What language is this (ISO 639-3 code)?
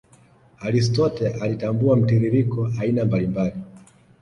swa